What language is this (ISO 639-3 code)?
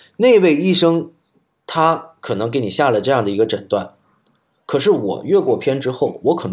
zho